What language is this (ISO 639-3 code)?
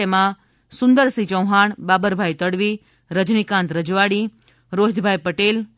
guj